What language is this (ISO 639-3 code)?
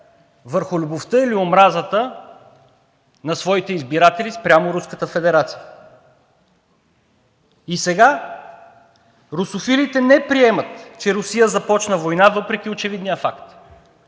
bul